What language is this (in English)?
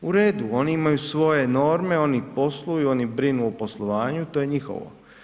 Croatian